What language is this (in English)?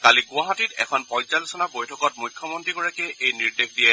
Assamese